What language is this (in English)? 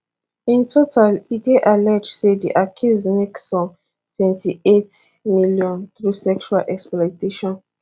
Nigerian Pidgin